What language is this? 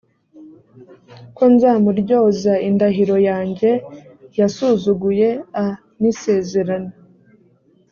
Kinyarwanda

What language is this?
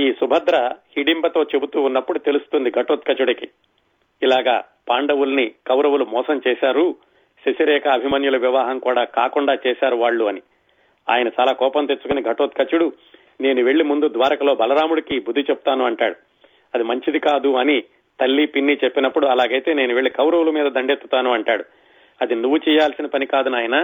Telugu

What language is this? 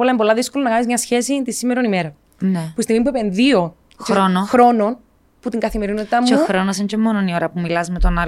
Greek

